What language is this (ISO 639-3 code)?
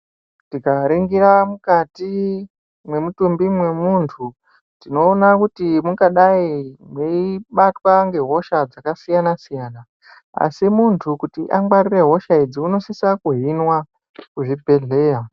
ndc